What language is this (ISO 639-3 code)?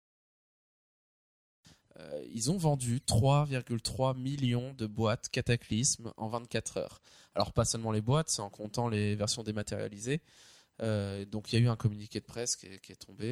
fra